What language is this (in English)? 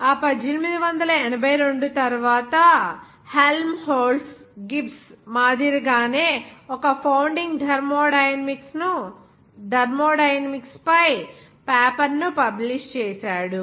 Telugu